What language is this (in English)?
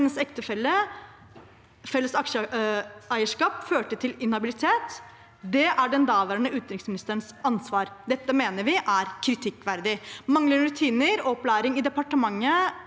Norwegian